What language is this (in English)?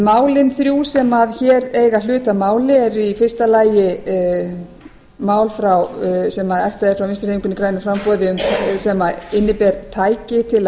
Icelandic